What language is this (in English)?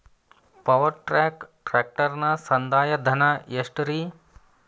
Kannada